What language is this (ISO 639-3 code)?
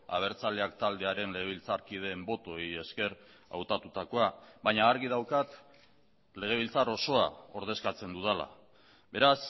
eus